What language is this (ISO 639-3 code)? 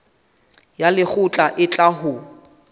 sot